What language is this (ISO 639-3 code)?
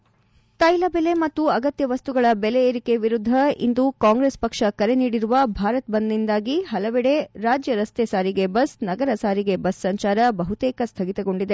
kan